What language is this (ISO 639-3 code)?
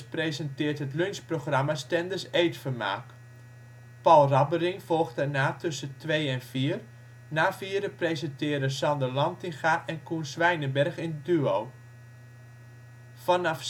nld